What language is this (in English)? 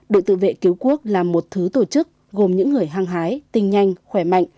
Vietnamese